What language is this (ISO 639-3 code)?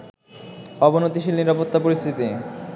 ben